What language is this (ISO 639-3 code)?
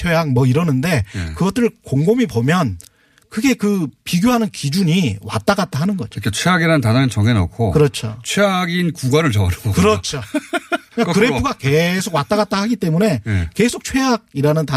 kor